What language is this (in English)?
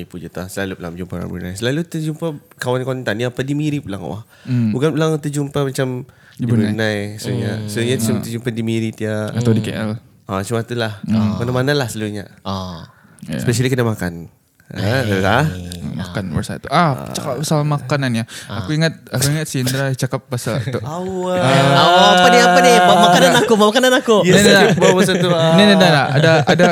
Malay